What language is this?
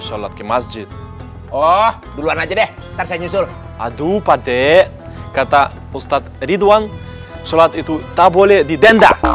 Indonesian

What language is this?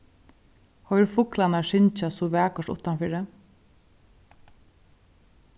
Faroese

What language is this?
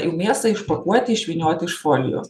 Lithuanian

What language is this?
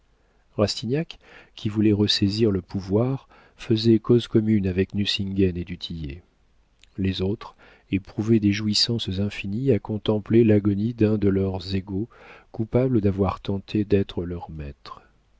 French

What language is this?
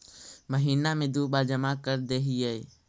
Magahi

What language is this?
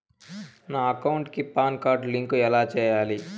Telugu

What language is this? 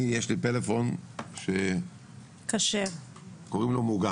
Hebrew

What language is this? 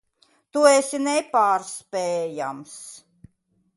Latvian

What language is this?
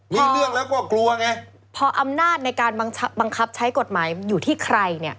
Thai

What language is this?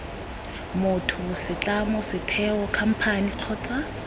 Tswana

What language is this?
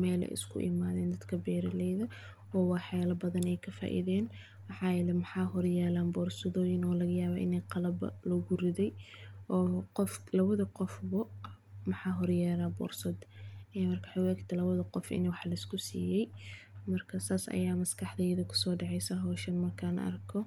Somali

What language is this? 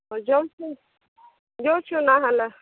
Odia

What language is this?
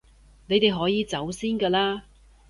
Cantonese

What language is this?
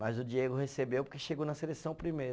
Portuguese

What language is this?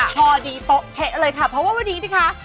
Thai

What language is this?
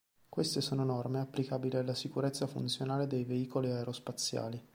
Italian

